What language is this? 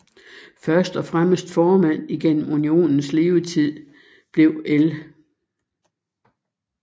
Danish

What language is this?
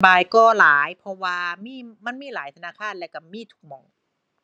Thai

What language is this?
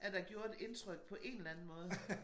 Danish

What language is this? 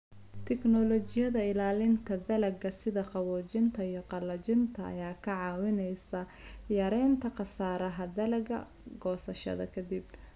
Somali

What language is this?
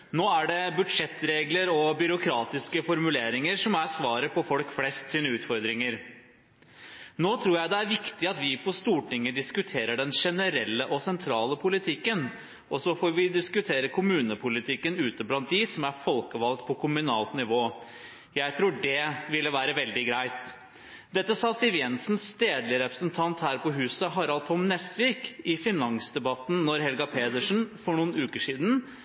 Norwegian Bokmål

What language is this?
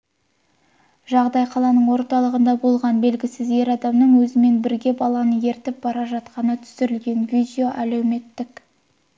Kazakh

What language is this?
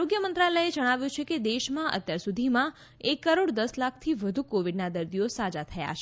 Gujarati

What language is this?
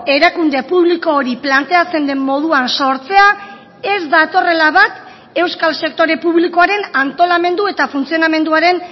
Basque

